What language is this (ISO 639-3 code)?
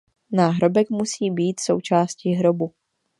ces